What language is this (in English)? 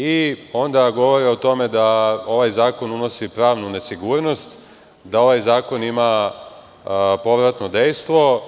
Serbian